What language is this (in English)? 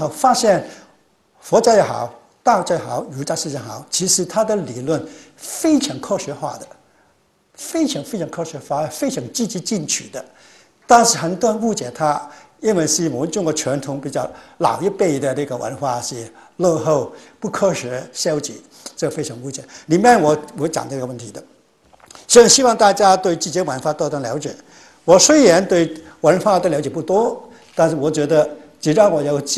Chinese